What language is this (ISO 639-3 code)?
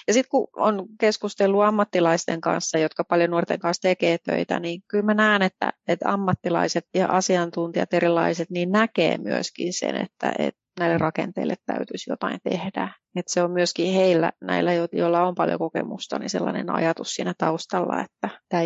fin